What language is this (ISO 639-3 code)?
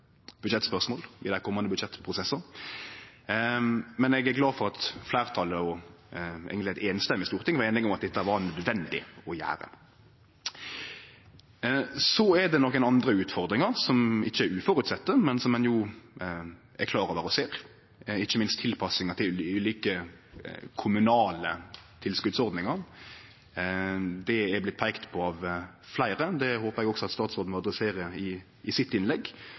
nno